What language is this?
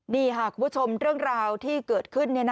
Thai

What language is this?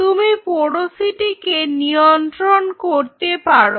Bangla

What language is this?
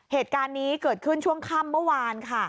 Thai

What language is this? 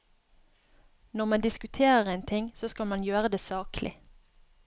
Norwegian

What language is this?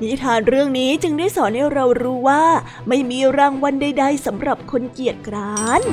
Thai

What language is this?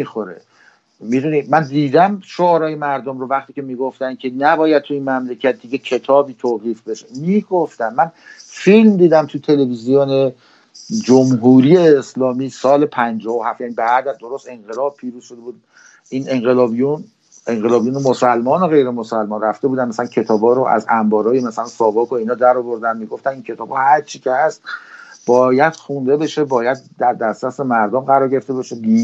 Persian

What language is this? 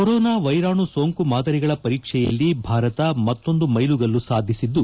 Kannada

